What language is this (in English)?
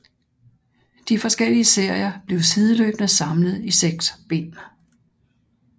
Danish